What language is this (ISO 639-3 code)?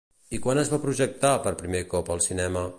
cat